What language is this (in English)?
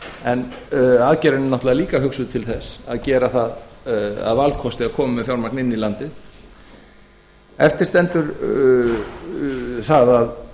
Icelandic